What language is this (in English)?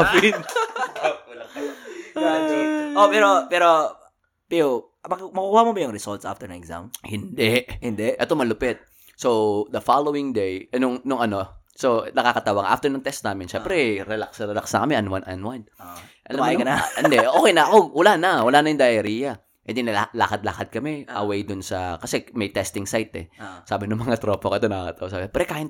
Filipino